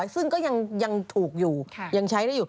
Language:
Thai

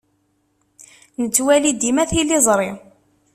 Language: Kabyle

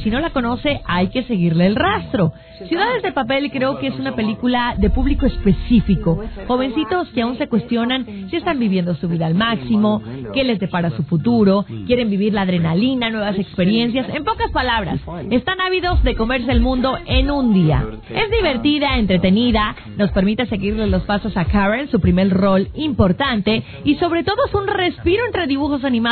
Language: Spanish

